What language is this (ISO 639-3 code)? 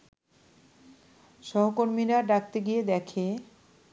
ben